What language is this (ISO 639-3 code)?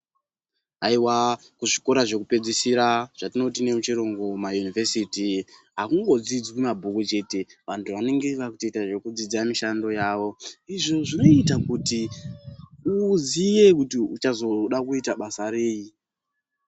ndc